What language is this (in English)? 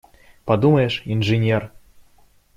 Russian